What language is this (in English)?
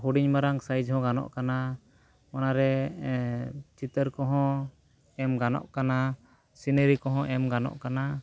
Santali